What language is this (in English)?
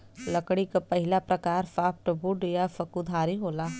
Bhojpuri